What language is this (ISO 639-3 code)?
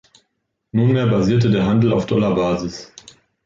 deu